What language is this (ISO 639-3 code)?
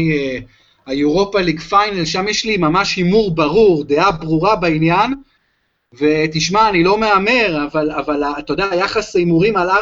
heb